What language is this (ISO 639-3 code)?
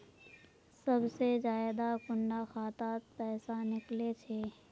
mag